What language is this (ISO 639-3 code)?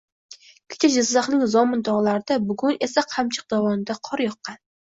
uzb